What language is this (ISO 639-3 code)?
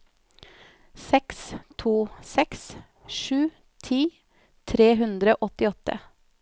nor